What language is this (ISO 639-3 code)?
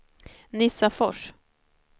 swe